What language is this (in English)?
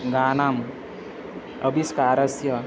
Sanskrit